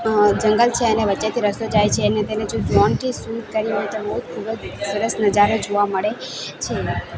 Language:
Gujarati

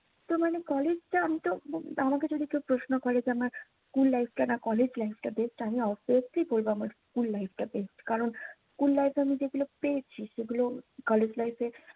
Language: Bangla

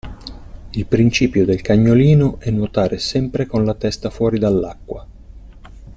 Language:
Italian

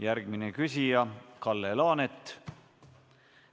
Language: Estonian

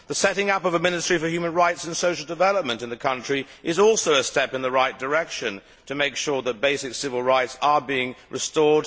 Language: English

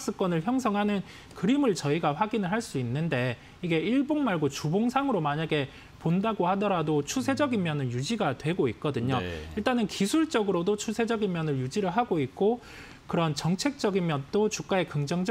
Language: Korean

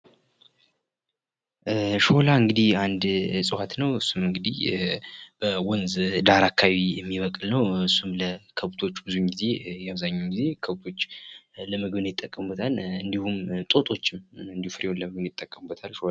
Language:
Amharic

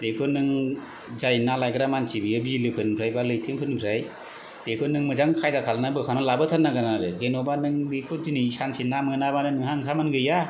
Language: Bodo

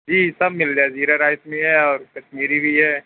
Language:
Urdu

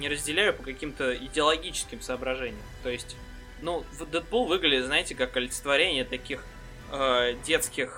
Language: Russian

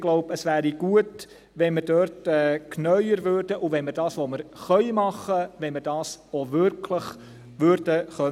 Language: Swiss German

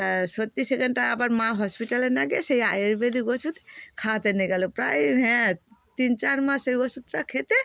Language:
Bangla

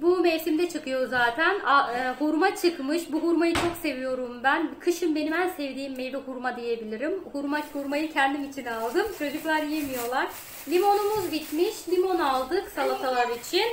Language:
Turkish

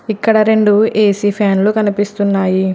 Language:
Telugu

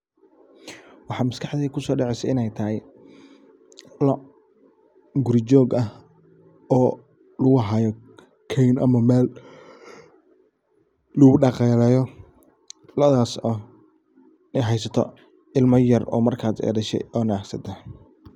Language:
Somali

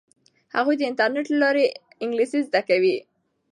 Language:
Pashto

